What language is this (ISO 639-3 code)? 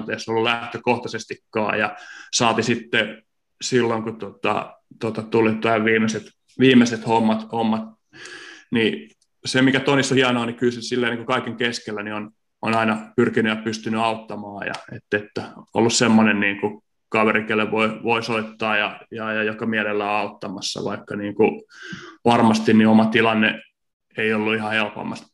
fin